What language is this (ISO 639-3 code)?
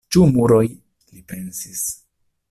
epo